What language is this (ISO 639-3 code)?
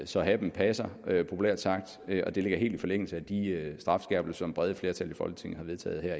dan